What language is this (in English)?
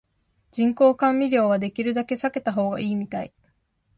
Japanese